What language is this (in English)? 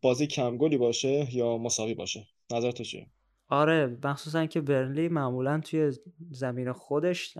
Persian